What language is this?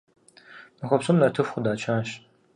Kabardian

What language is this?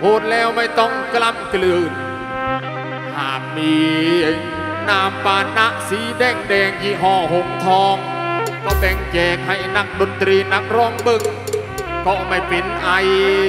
Thai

